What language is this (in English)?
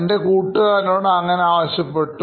Malayalam